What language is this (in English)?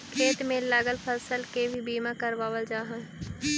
Magahi